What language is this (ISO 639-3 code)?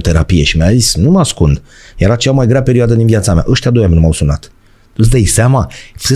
ron